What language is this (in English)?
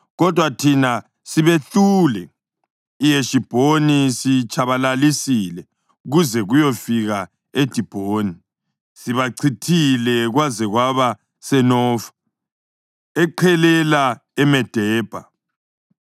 North Ndebele